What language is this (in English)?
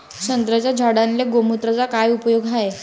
Marathi